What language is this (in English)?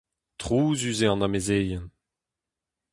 Breton